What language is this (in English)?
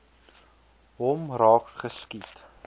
Afrikaans